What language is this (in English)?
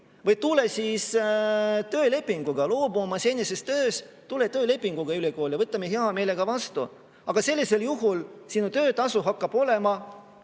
Estonian